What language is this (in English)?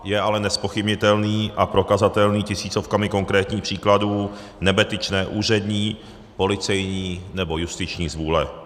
Czech